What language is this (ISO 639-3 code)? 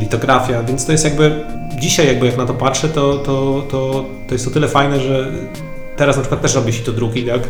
pol